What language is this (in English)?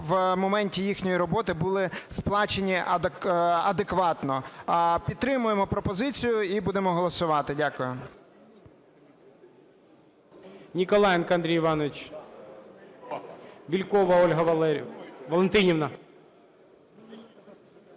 Ukrainian